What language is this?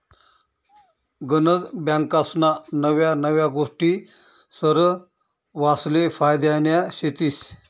Marathi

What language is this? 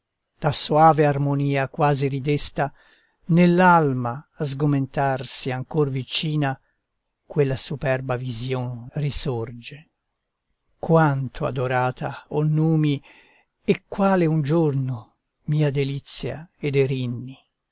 Italian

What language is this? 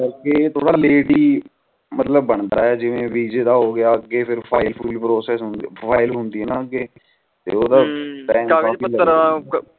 Punjabi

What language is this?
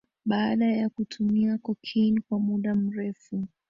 Swahili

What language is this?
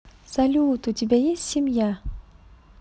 Russian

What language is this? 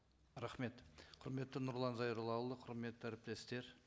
Kazakh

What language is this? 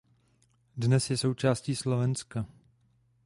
Czech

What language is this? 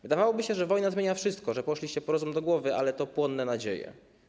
Polish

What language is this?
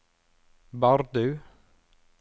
Norwegian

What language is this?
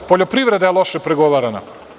Serbian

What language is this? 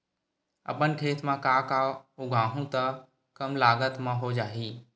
Chhattisgarhi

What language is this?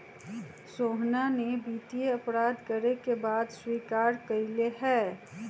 Magahi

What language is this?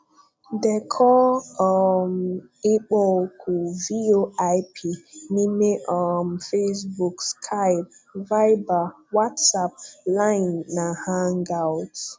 Igbo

